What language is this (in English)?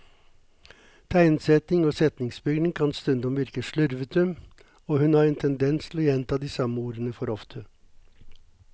Norwegian